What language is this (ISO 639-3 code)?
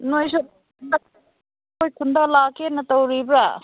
mni